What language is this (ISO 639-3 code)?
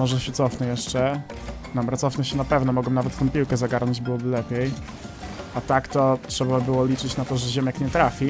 pol